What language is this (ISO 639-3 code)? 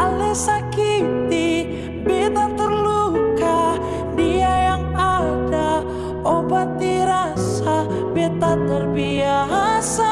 ind